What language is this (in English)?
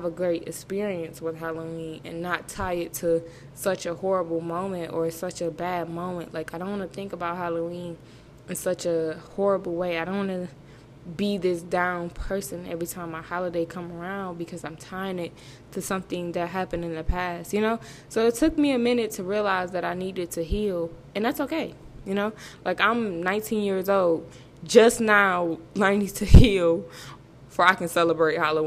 English